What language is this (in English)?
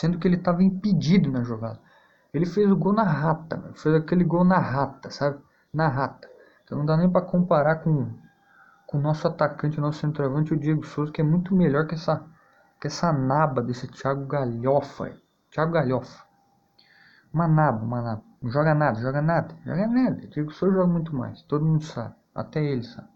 Portuguese